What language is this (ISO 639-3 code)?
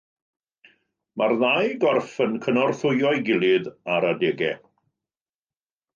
cym